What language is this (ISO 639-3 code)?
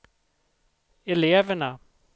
swe